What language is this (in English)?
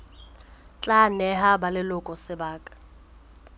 Southern Sotho